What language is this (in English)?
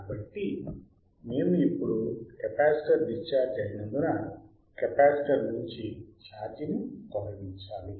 Telugu